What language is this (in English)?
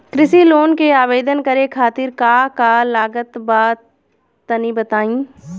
Bhojpuri